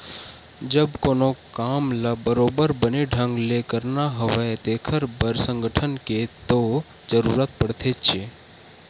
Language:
Chhattisgarhi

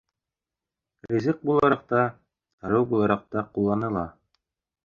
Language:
Bashkir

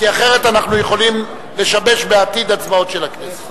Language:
Hebrew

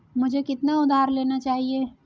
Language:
Hindi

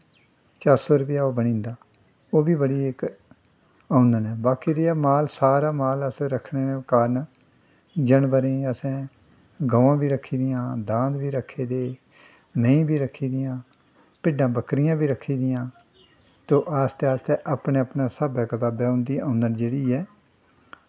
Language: Dogri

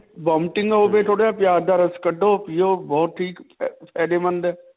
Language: Punjabi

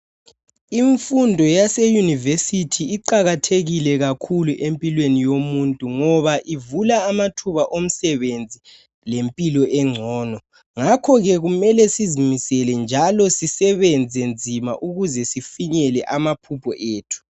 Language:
North Ndebele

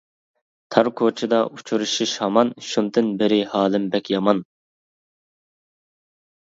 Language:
Uyghur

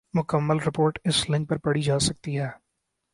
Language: Urdu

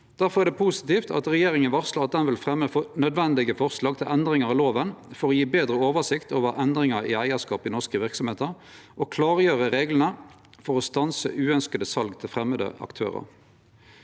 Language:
Norwegian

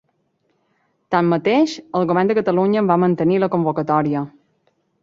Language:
Catalan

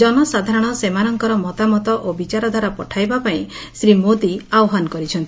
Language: Odia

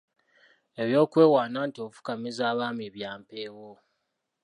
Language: Ganda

